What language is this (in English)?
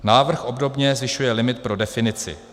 Czech